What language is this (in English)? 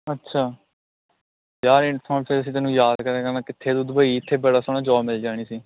Punjabi